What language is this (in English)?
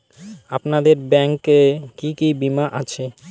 Bangla